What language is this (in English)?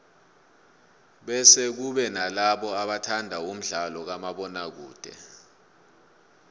South Ndebele